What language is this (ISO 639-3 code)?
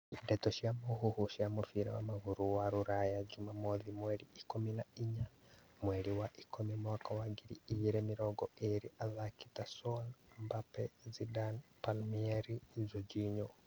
kik